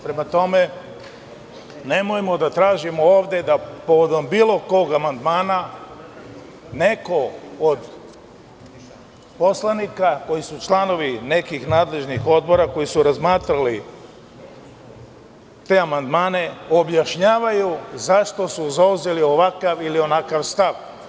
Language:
Serbian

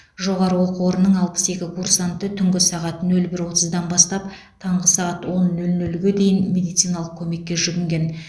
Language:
Kazakh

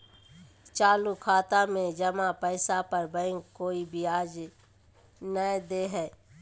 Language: Magahi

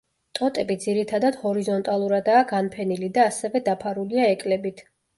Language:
Georgian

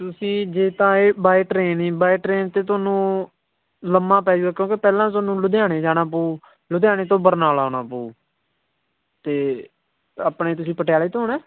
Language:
Punjabi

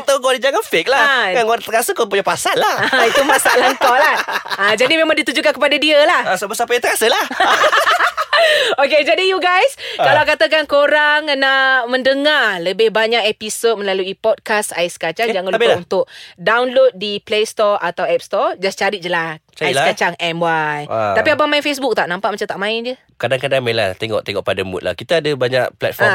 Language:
Malay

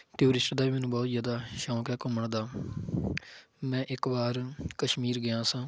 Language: Punjabi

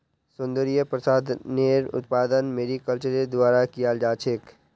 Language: Magahi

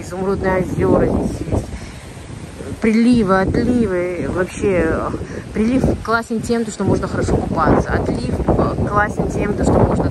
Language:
Russian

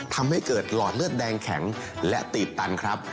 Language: Thai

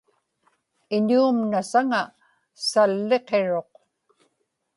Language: Inupiaq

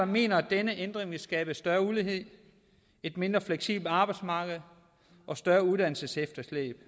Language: Danish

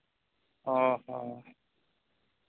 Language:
Santali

